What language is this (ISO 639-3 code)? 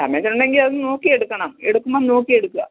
mal